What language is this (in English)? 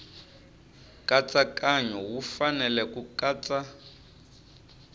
Tsonga